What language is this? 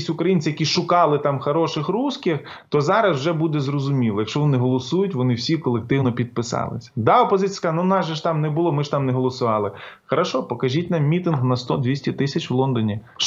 Ukrainian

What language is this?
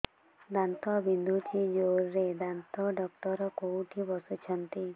Odia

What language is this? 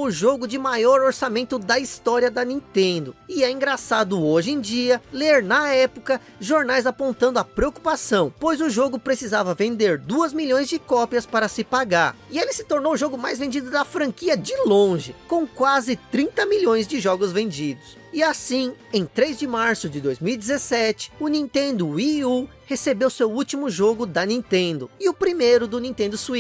Portuguese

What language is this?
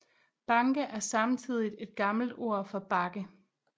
Danish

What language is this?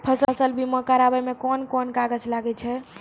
Maithili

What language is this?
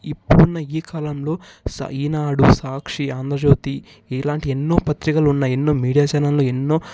Telugu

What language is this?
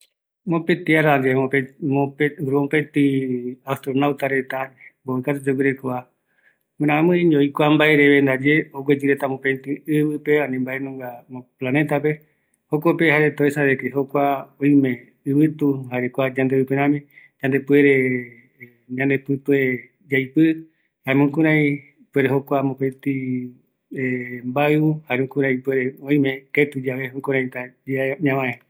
Eastern Bolivian Guaraní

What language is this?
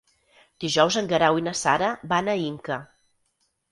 Catalan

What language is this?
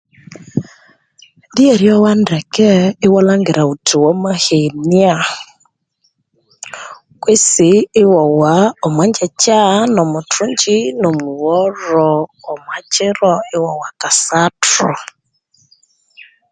Konzo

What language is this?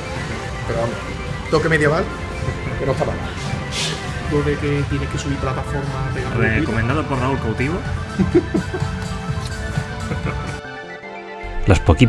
Spanish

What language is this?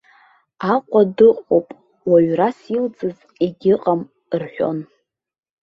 Abkhazian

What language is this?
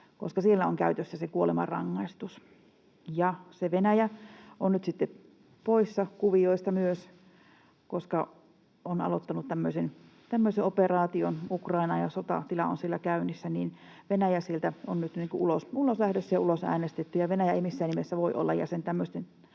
Finnish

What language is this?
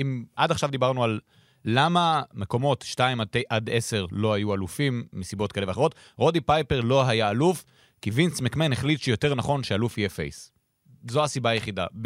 Hebrew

